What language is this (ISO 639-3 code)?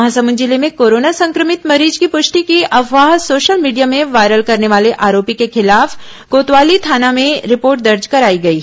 hin